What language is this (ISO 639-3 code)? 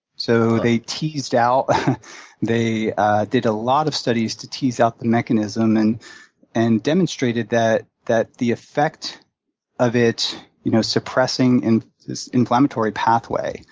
eng